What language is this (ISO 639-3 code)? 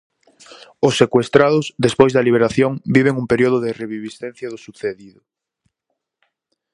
glg